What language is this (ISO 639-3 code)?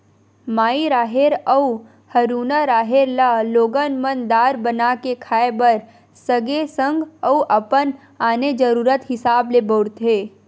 hne